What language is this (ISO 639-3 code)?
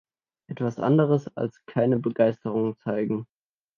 deu